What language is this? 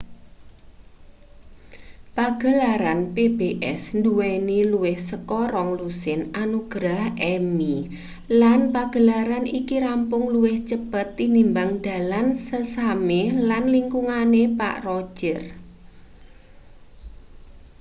Javanese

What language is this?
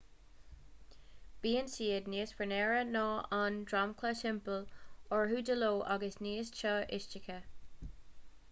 Irish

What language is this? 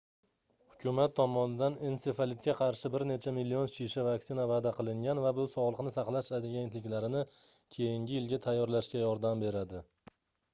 Uzbek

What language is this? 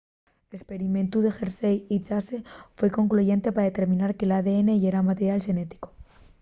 Asturian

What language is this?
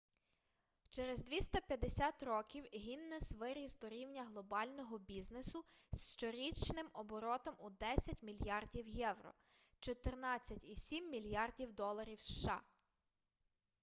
Ukrainian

